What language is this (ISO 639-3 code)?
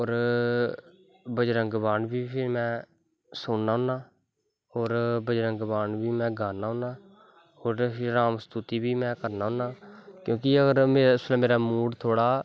doi